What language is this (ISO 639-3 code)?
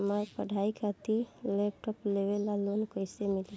bho